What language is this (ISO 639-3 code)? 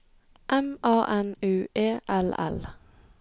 nor